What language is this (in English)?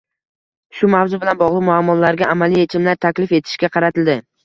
Uzbek